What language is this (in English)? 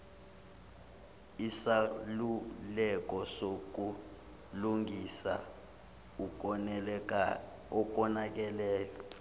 Zulu